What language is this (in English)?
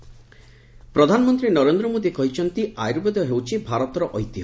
Odia